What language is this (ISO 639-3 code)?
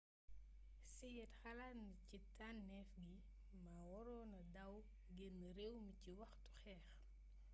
wol